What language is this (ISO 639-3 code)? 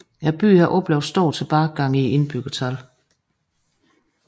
dan